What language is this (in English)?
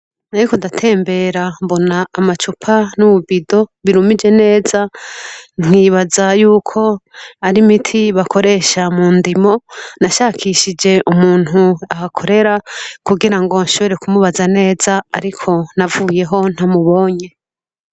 Rundi